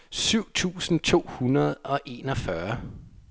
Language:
Danish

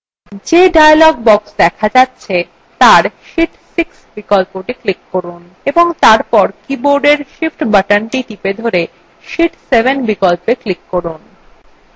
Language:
Bangla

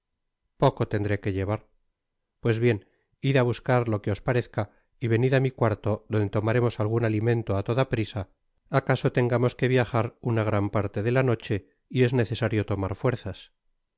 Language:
Spanish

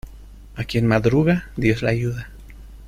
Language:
Spanish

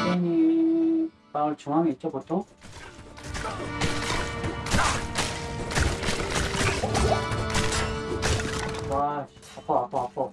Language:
Korean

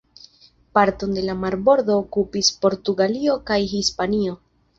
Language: Esperanto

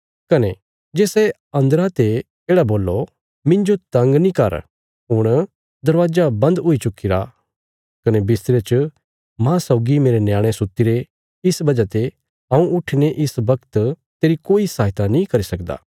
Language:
Bilaspuri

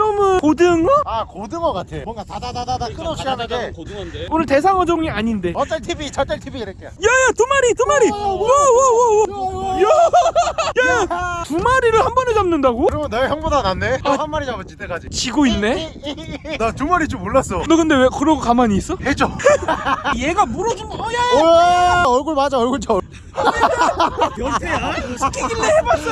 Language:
Korean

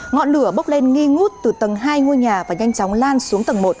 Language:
Vietnamese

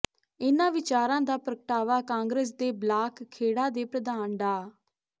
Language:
Punjabi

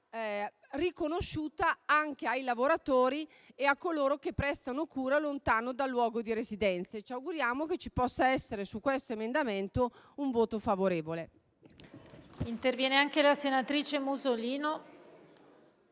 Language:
Italian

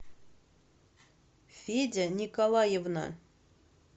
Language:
Russian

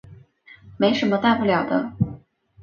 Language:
Chinese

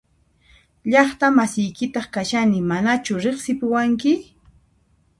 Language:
Puno Quechua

